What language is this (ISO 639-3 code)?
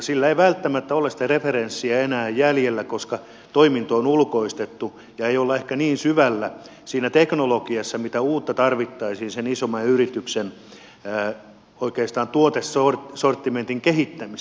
fin